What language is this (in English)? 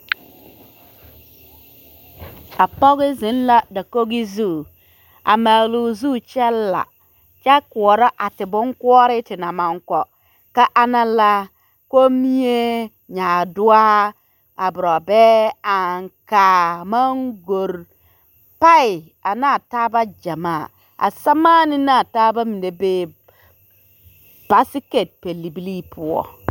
Southern Dagaare